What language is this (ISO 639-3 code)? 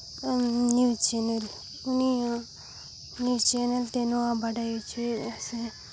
sat